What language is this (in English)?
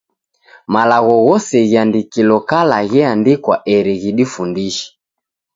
Taita